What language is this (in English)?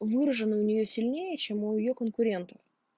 Russian